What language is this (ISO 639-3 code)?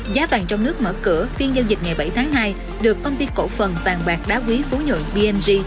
vie